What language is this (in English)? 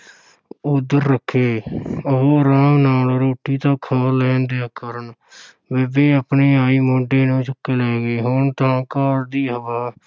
Punjabi